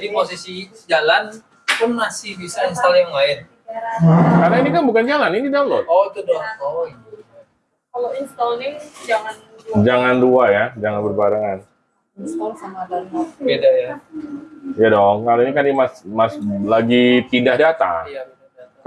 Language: Indonesian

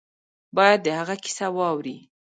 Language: Pashto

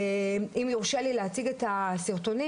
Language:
Hebrew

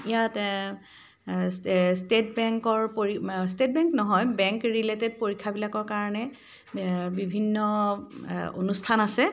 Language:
Assamese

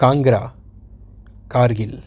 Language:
Gujarati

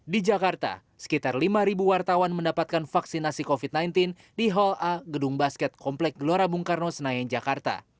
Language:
Indonesian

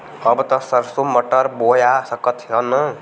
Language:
Bhojpuri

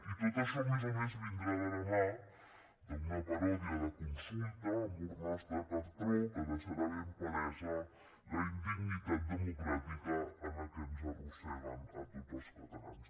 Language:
Catalan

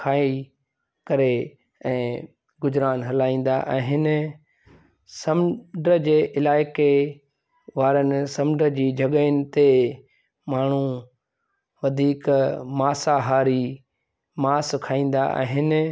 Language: Sindhi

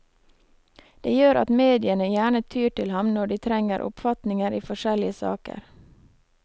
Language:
Norwegian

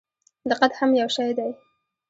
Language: Pashto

